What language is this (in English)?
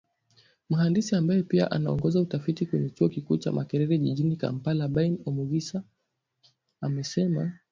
Swahili